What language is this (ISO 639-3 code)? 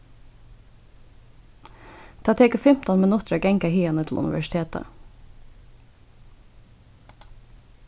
fao